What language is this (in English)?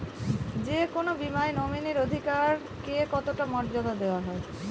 Bangla